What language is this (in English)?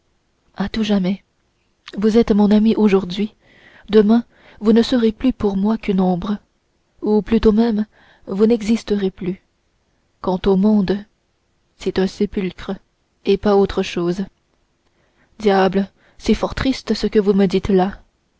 French